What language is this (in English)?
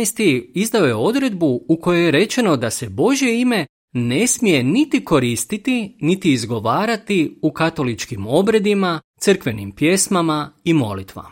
Croatian